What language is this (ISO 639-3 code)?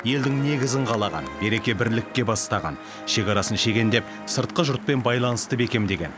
kaz